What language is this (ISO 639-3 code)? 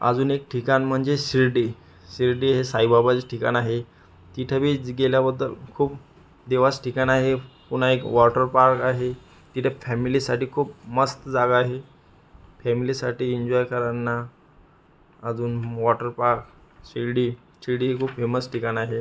mar